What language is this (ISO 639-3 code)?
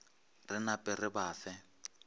nso